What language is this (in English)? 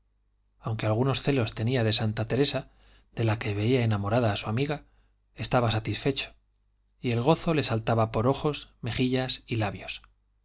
Spanish